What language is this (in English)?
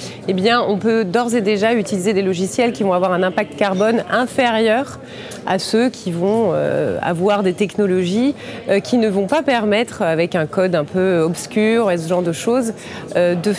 French